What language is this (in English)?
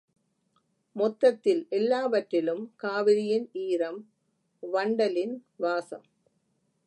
Tamil